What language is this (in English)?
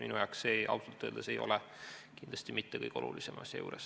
Estonian